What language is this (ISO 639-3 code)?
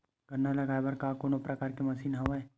hne